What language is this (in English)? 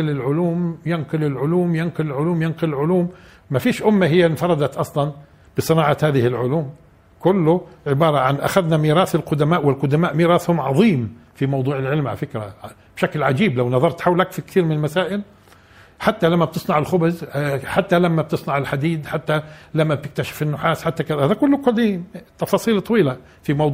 Arabic